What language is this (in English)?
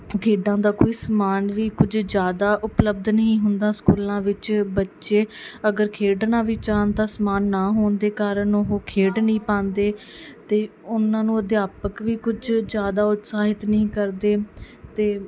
Punjabi